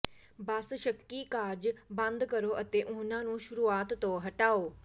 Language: Punjabi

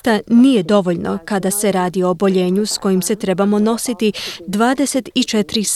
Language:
Croatian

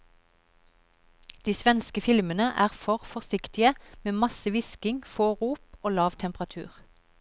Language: Norwegian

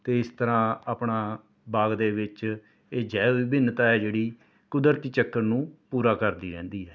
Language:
Punjabi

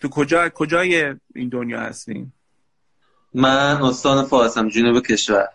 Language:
Persian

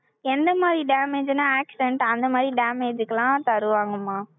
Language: Tamil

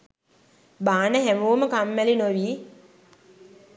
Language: Sinhala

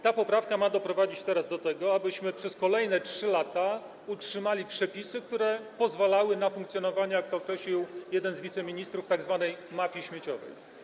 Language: Polish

